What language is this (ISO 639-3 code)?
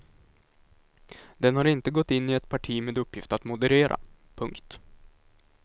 swe